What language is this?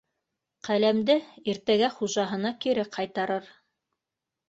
Bashkir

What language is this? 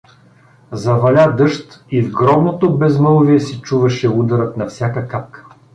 Bulgarian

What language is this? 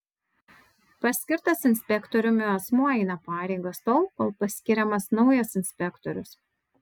Lithuanian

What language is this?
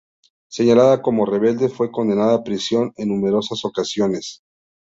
Spanish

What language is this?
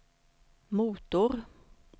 Swedish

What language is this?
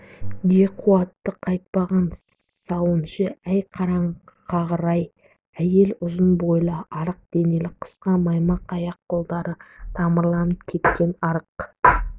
Kazakh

